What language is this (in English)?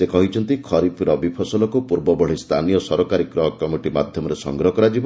Odia